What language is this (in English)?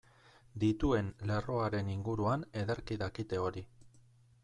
Basque